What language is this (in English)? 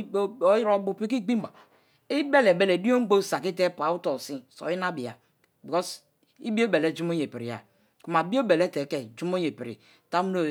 Kalabari